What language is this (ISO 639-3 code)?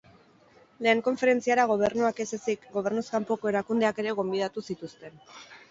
eus